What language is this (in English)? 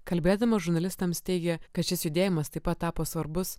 Lithuanian